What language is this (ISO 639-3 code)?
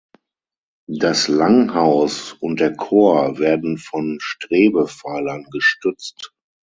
deu